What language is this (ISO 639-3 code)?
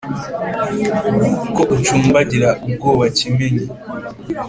kin